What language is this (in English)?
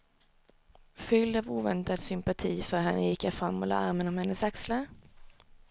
Swedish